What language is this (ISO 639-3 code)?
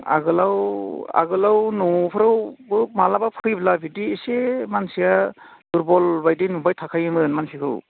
brx